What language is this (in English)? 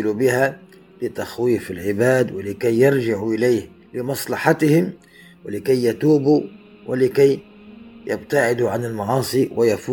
Arabic